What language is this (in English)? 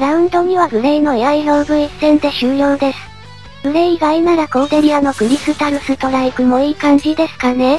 Japanese